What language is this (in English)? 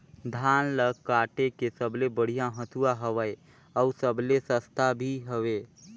Chhattisgarhi